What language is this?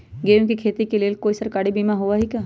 Magahi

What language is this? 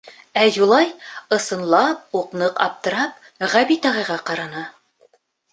Bashkir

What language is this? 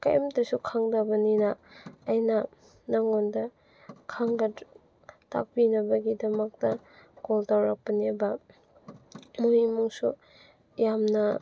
Manipuri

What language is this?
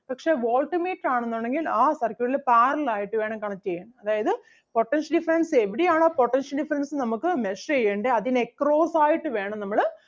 Malayalam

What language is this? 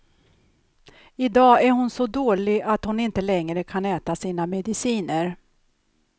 Swedish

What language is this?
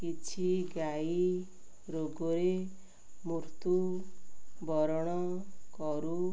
Odia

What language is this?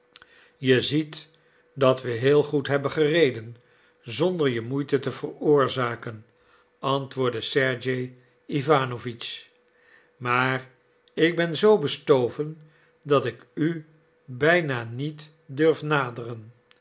Dutch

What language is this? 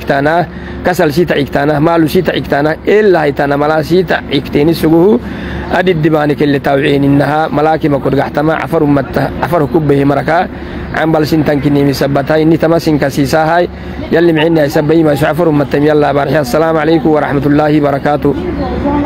Arabic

